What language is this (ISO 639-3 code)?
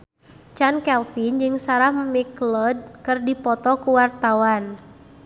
sun